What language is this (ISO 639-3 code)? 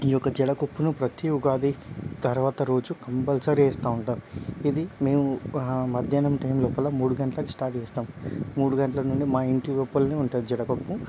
tel